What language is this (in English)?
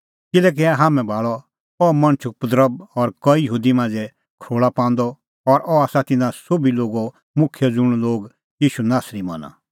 Kullu Pahari